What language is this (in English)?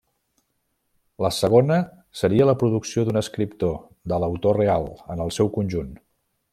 Catalan